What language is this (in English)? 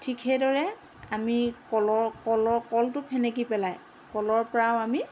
Assamese